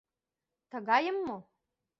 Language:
Mari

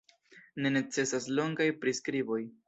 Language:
Esperanto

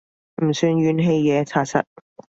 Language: Cantonese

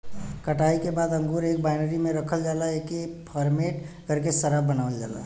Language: Bhojpuri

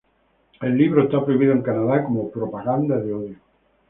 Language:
Spanish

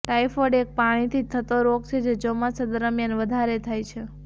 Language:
Gujarati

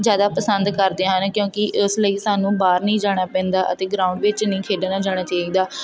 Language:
Punjabi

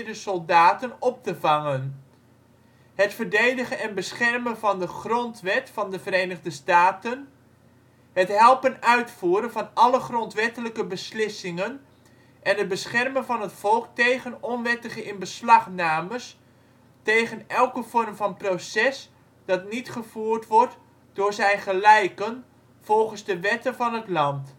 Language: Dutch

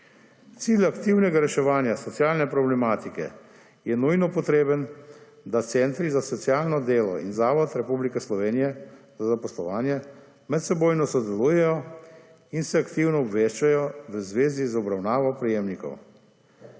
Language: Slovenian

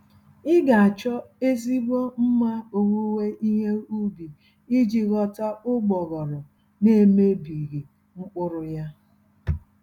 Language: Igbo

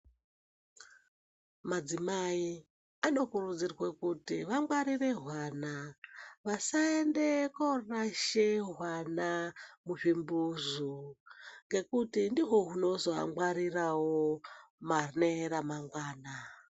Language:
Ndau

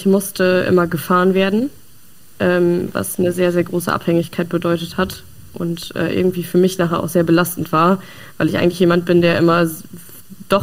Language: German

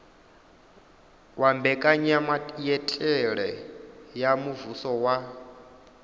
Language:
Venda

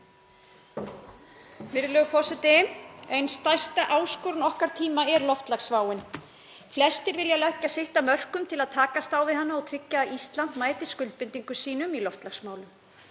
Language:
Icelandic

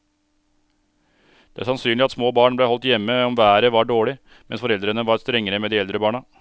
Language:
Norwegian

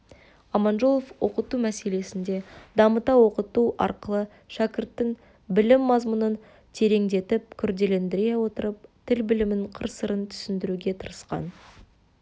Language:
Kazakh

